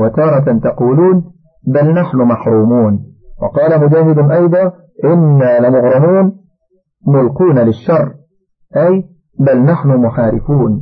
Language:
Arabic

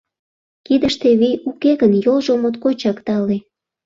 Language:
Mari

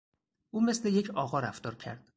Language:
Persian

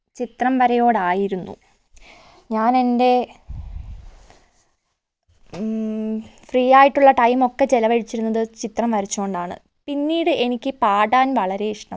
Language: Malayalam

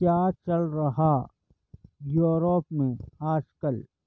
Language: Urdu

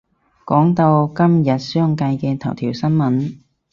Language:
Cantonese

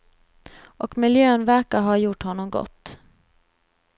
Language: Swedish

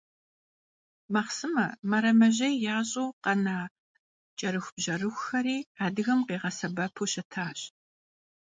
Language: Kabardian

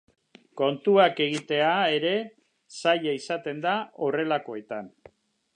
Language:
Basque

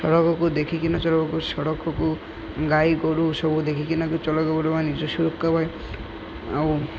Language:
Odia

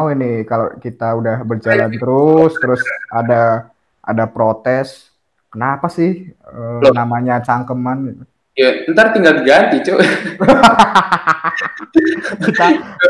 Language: Indonesian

